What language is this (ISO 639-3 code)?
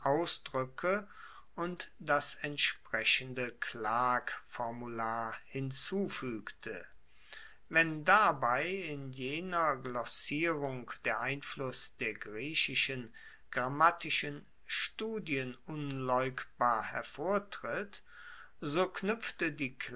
deu